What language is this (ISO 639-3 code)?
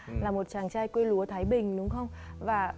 vie